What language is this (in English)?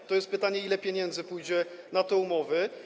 Polish